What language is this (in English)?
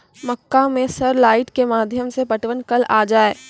Maithili